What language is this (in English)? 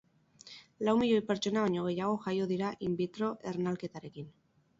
Basque